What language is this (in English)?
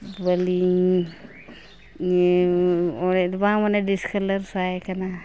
Santali